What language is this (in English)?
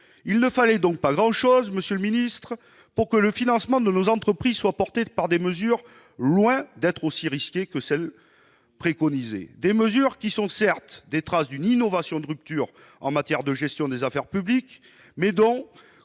French